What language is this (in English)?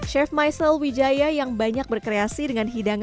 Indonesian